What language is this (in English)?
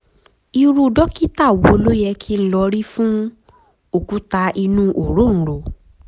Yoruba